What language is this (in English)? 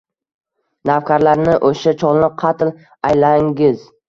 Uzbek